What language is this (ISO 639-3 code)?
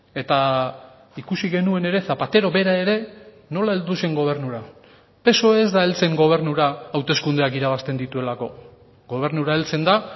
eus